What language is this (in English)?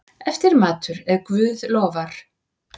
Icelandic